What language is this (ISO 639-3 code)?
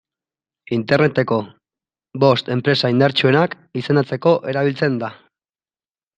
eus